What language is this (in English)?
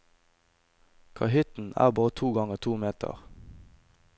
Norwegian